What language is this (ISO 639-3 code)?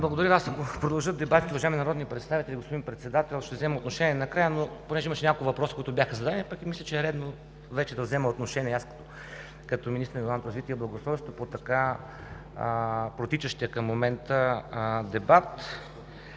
bul